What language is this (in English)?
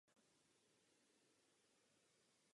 Czech